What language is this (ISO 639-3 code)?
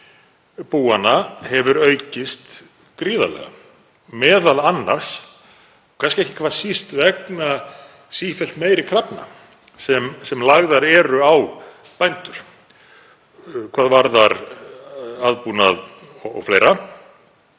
isl